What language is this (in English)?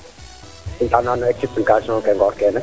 Serer